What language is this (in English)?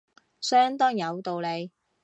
Cantonese